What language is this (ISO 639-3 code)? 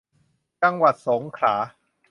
tha